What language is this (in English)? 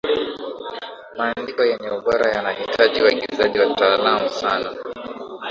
Swahili